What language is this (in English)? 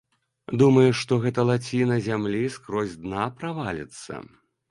Belarusian